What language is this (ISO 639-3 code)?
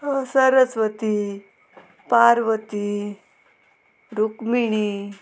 kok